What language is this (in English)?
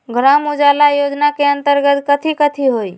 Magahi